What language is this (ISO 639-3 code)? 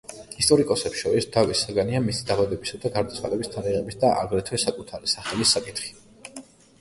kat